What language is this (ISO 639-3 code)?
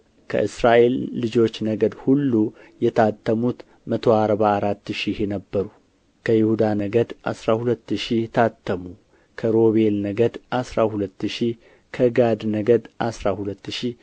amh